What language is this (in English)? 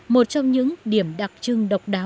Vietnamese